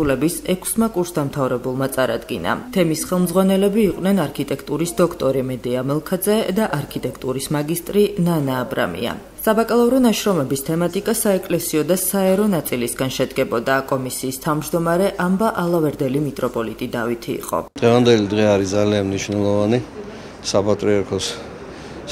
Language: Romanian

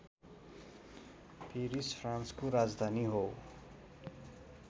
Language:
Nepali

